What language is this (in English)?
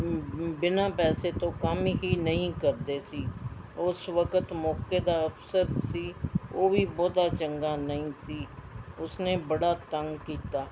Punjabi